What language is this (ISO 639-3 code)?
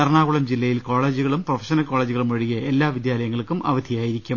mal